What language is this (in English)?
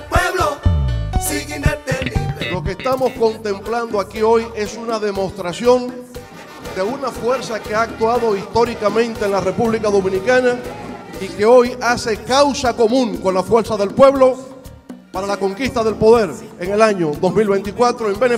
Spanish